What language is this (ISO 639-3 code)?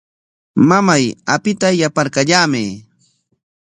qwa